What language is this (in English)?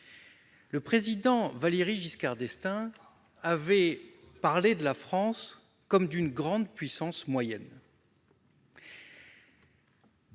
French